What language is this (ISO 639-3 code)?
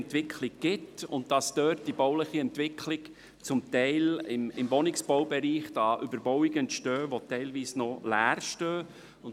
gsw